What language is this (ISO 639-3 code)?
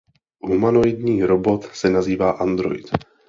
ces